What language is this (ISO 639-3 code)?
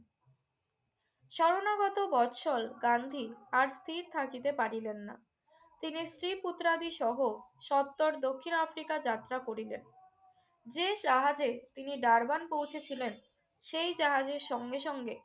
ben